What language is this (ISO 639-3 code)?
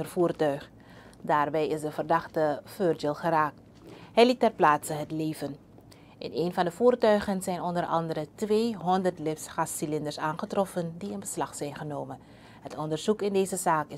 nld